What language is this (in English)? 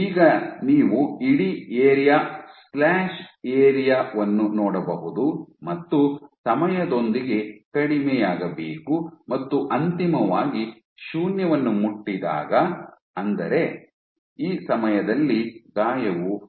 Kannada